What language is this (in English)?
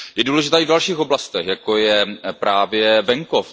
Czech